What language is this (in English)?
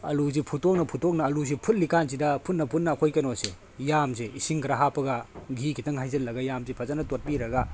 Manipuri